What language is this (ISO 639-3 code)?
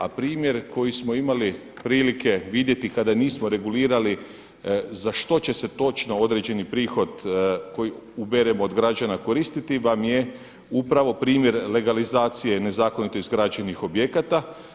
hrv